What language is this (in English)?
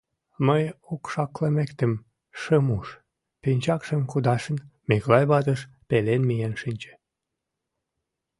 Mari